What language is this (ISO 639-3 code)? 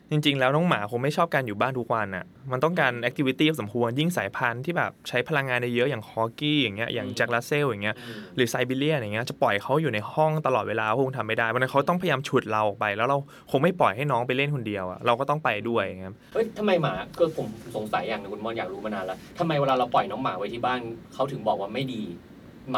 tha